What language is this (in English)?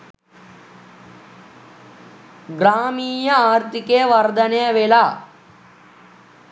Sinhala